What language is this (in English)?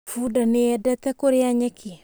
Kikuyu